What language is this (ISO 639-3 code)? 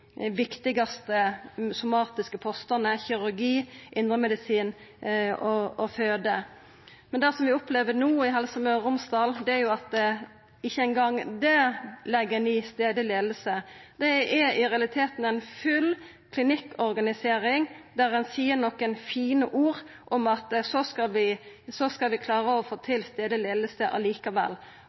nno